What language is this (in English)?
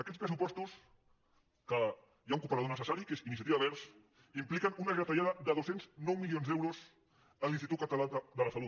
Catalan